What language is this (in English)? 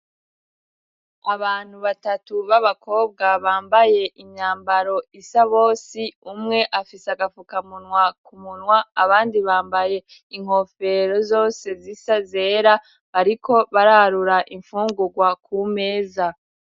Rundi